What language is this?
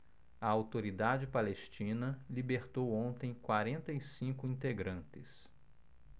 Portuguese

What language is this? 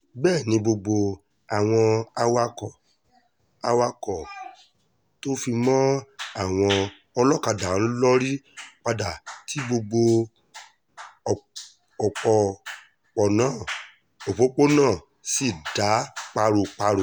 Yoruba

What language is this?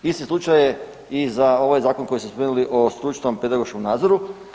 Croatian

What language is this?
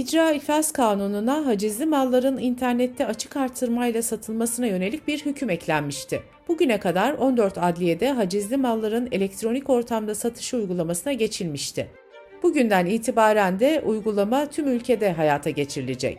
Turkish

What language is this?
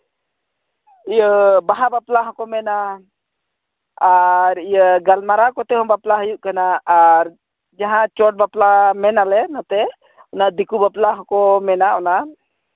Santali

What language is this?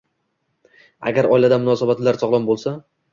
Uzbek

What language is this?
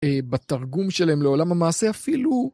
Hebrew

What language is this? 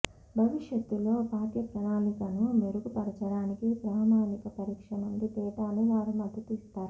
Telugu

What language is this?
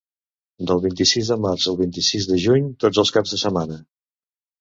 Catalan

